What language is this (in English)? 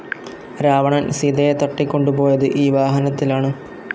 Malayalam